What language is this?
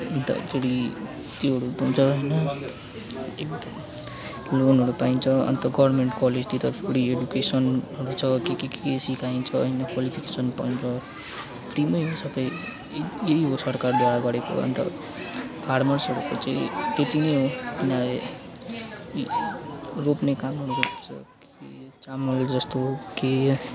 Nepali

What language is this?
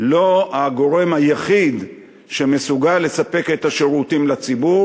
Hebrew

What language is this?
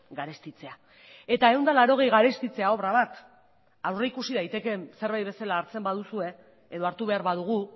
Basque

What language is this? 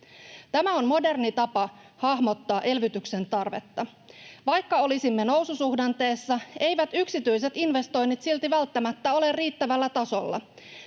Finnish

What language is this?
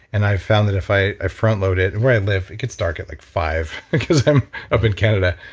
English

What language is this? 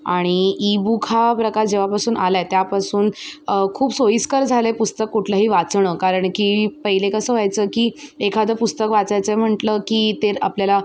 Marathi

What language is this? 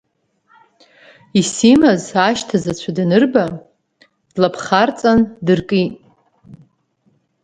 Abkhazian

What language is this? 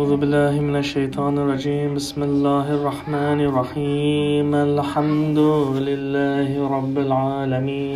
Swedish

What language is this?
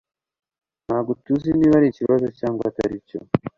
Kinyarwanda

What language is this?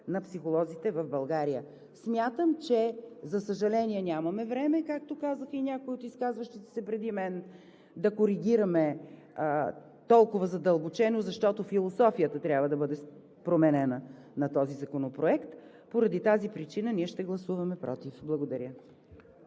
Bulgarian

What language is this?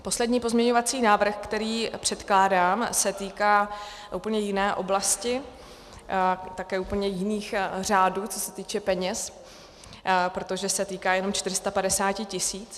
Czech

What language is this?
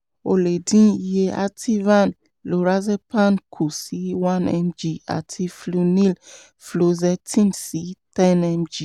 Yoruba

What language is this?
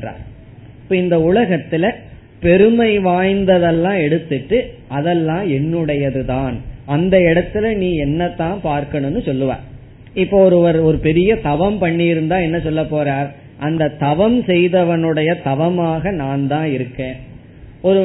Tamil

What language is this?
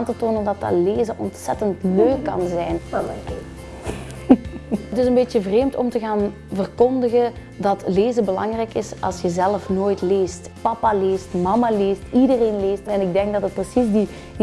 Dutch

